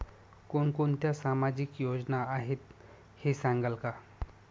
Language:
Marathi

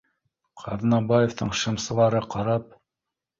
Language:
Bashkir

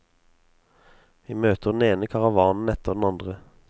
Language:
Norwegian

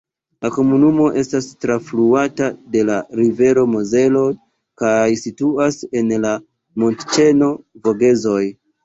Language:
Esperanto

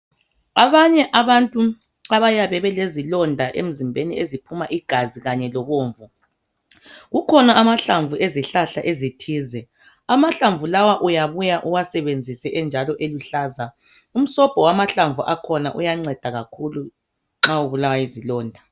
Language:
North Ndebele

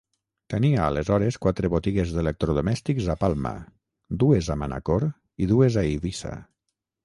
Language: Catalan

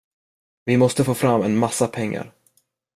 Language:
Swedish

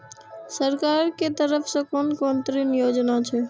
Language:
Maithili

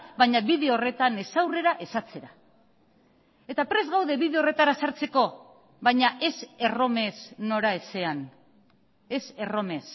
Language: Basque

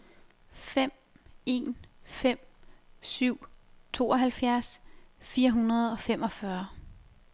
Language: Danish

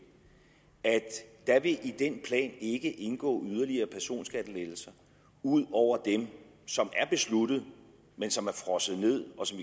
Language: Danish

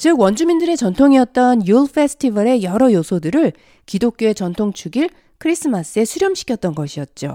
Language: Korean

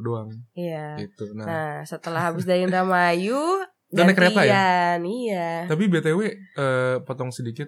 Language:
Indonesian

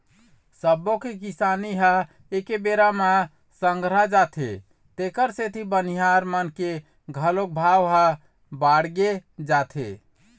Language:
Chhattisgarhi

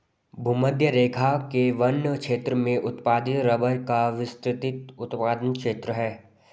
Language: Hindi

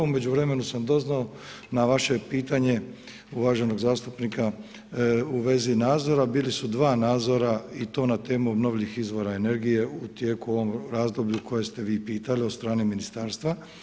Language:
Croatian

